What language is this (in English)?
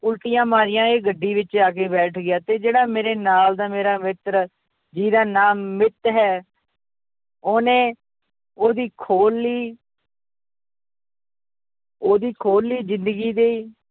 Punjabi